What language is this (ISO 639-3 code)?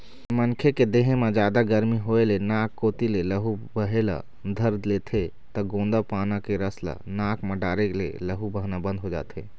hne